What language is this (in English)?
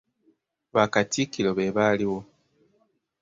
Ganda